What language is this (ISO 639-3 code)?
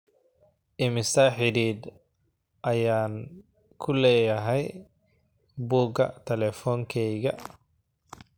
som